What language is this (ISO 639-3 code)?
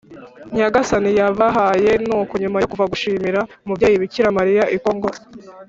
kin